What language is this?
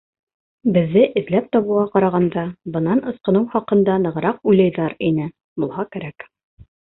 Bashkir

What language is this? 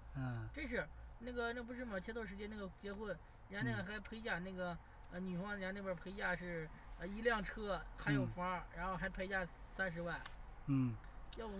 Chinese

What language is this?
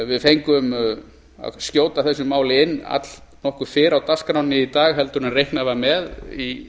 Icelandic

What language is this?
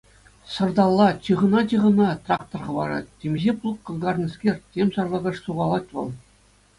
Chuvash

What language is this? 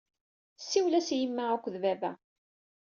Kabyle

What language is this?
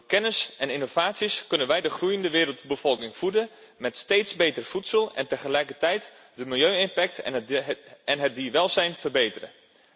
Dutch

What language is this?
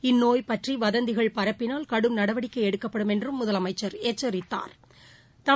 Tamil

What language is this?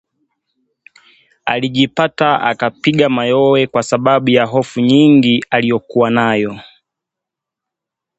Swahili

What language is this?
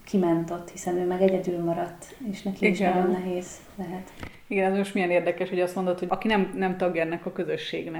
Hungarian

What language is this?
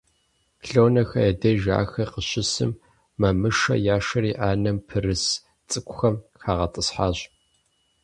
Kabardian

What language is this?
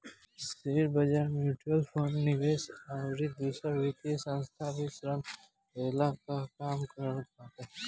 Bhojpuri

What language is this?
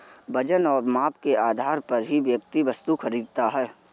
Hindi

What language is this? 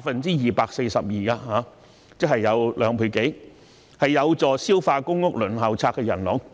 Cantonese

